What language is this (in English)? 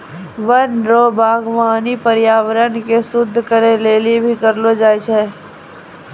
Maithili